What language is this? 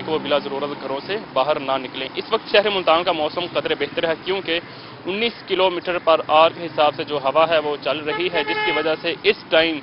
Hindi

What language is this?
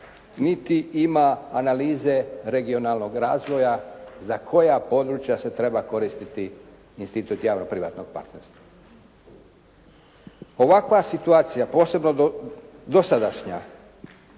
Croatian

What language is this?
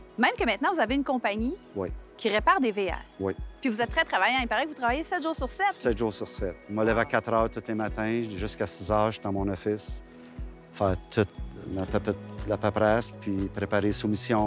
French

